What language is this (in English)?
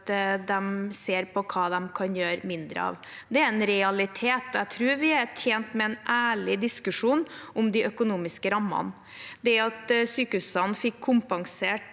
Norwegian